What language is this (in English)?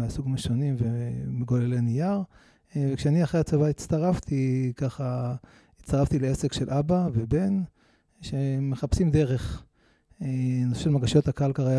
Hebrew